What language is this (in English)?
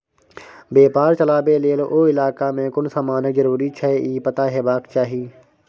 Maithili